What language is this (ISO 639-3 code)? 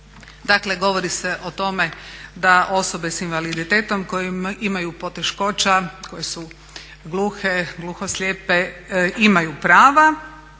hrv